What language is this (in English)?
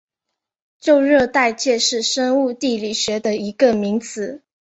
Chinese